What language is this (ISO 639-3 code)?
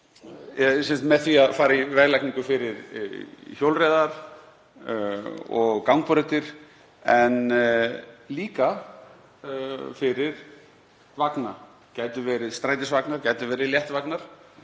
isl